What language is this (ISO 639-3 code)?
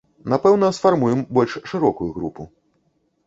bel